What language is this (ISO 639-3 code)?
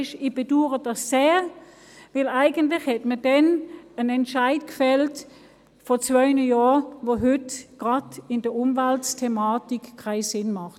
gsw